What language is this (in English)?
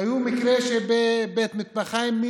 Hebrew